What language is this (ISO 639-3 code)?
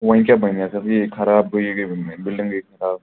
kas